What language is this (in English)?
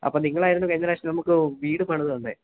Malayalam